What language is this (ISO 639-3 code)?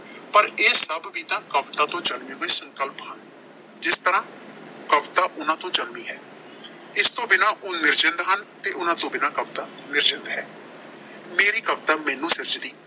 pan